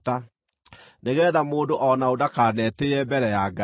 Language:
Kikuyu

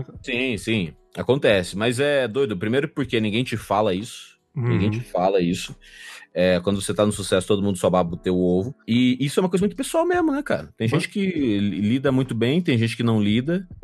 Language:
Portuguese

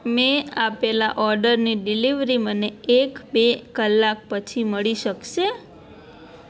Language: Gujarati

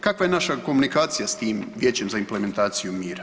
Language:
Croatian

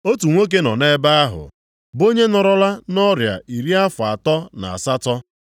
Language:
Igbo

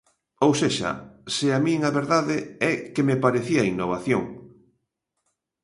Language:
Galician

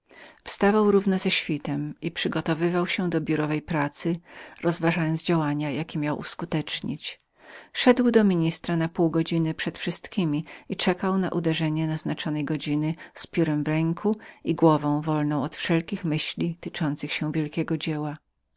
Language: Polish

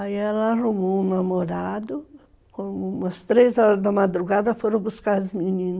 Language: Portuguese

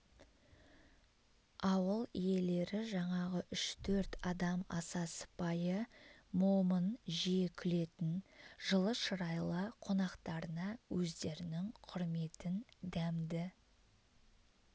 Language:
Kazakh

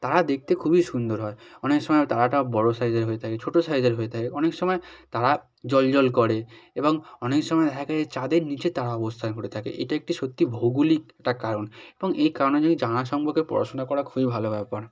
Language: Bangla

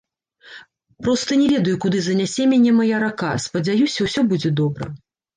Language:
Belarusian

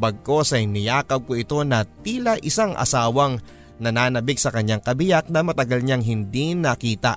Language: Filipino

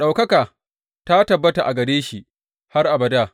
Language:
Hausa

